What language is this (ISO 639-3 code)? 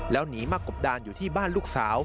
tha